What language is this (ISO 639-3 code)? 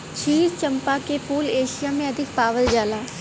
bho